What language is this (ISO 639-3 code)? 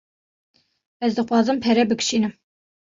kur